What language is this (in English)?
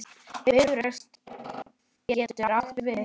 Icelandic